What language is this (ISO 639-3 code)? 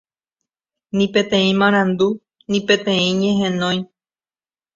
grn